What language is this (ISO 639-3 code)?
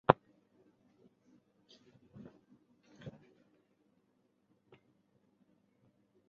zho